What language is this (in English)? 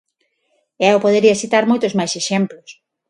Galician